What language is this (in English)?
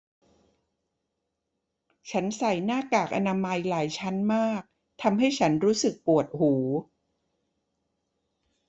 Thai